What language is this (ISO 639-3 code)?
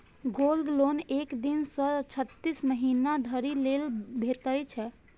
mai